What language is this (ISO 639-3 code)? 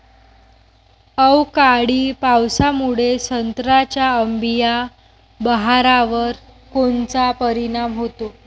mar